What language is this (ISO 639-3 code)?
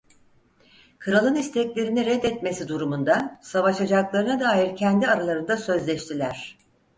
tur